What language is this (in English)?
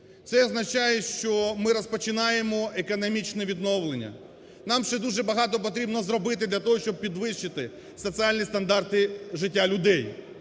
Ukrainian